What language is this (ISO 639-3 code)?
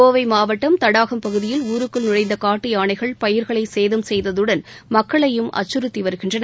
tam